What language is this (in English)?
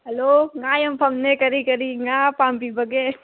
Manipuri